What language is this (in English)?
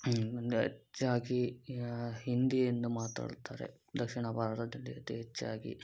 Kannada